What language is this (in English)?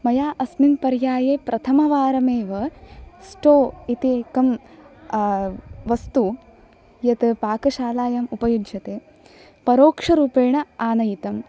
Sanskrit